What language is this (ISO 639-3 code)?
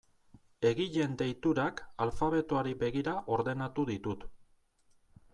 eus